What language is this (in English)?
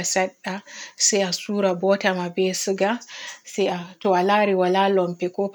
Borgu Fulfulde